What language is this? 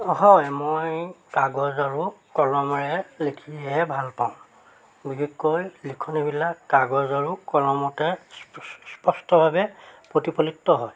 Assamese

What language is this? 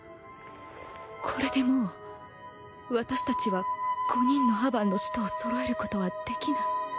Japanese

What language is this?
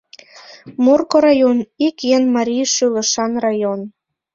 Mari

